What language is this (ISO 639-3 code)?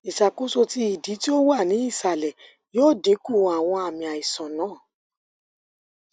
yor